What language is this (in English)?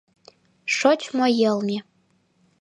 Mari